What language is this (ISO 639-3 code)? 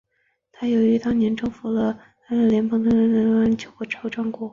zho